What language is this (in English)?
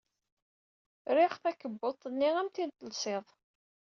Kabyle